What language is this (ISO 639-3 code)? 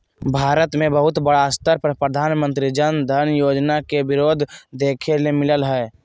mag